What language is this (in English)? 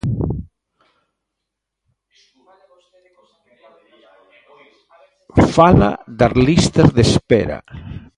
Galician